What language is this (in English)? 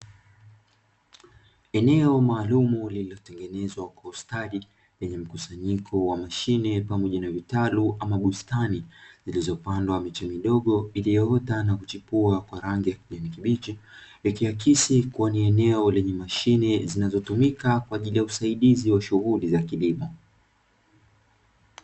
Swahili